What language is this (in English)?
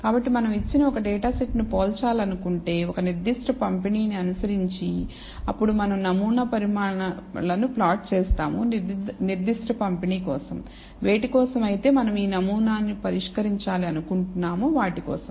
Telugu